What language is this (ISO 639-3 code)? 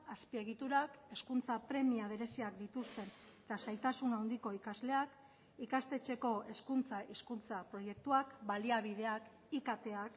eus